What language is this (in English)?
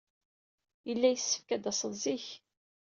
Kabyle